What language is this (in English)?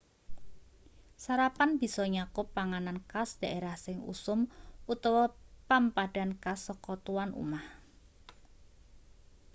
Javanese